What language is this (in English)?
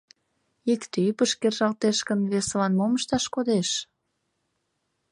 Mari